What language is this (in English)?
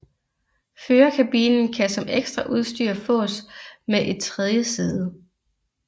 Danish